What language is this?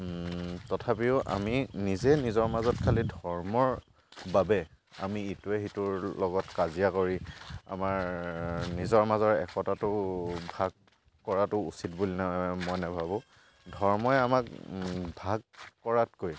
Assamese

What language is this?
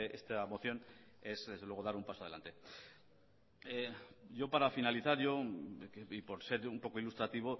Spanish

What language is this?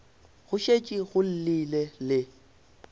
Northern Sotho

